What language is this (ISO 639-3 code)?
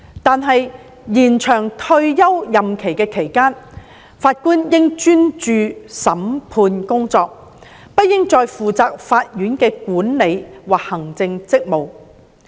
yue